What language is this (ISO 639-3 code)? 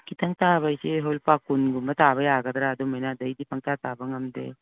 mni